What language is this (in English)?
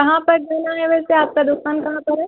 Urdu